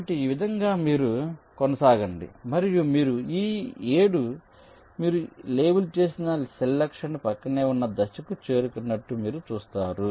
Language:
Telugu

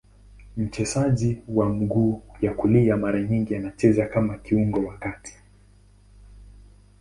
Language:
Swahili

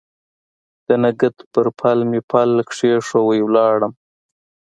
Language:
Pashto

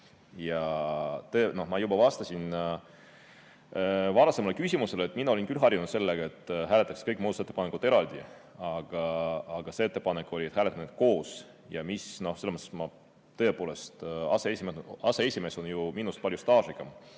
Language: Estonian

